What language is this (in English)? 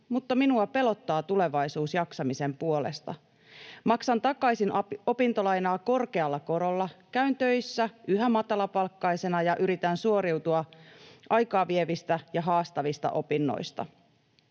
Finnish